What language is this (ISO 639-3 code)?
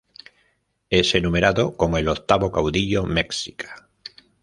spa